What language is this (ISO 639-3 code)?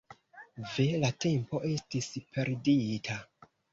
epo